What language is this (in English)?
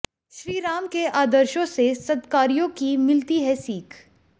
Hindi